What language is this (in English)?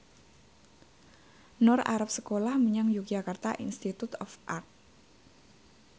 Javanese